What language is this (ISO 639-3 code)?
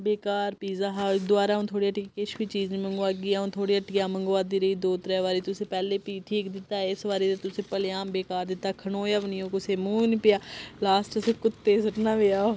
doi